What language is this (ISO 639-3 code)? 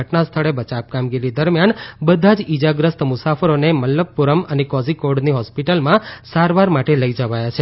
guj